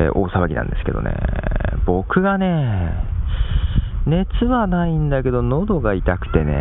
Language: Japanese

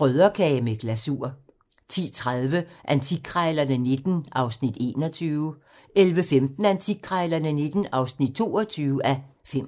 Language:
Danish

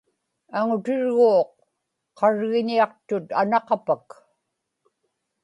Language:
Inupiaq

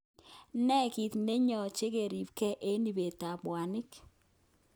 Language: Kalenjin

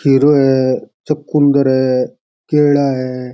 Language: Rajasthani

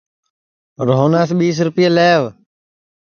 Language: Sansi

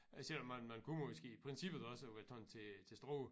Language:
Danish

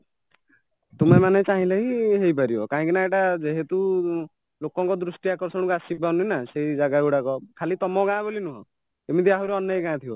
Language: Odia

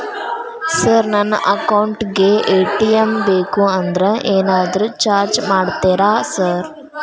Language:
Kannada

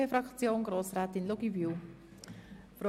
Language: Swiss German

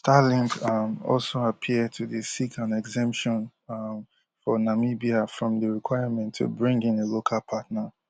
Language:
Nigerian Pidgin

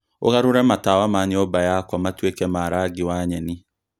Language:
Kikuyu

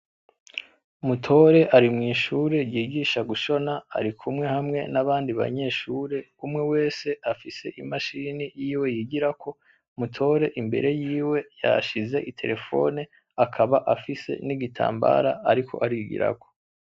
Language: Rundi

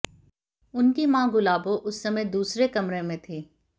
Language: Hindi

